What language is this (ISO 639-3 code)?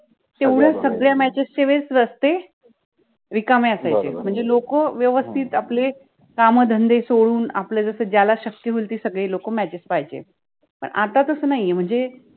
mar